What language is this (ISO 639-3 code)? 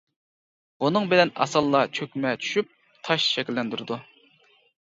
uig